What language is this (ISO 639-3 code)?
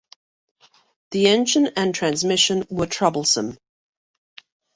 eng